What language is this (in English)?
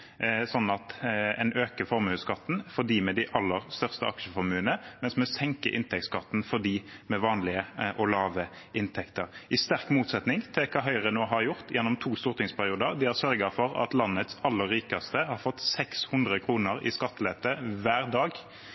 Norwegian Bokmål